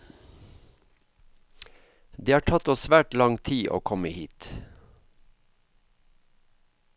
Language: Norwegian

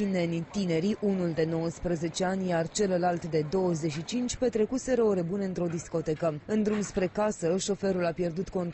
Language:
Romanian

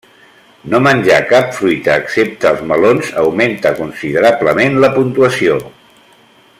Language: Catalan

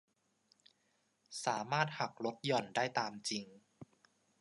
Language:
Thai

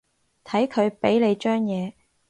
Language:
Cantonese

